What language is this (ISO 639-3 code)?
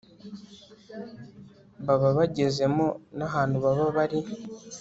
kin